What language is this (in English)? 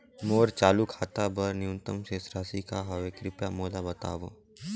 Chhattisgarhi